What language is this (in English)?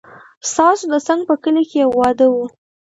Pashto